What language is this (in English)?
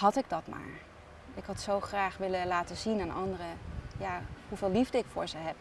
Dutch